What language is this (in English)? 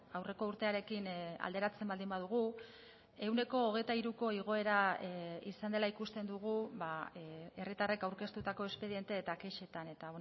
Basque